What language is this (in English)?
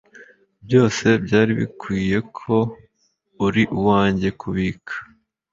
Kinyarwanda